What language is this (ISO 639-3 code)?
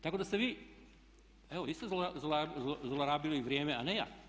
hrv